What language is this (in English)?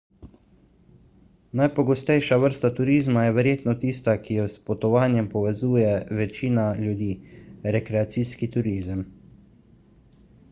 Slovenian